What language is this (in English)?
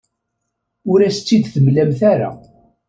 Kabyle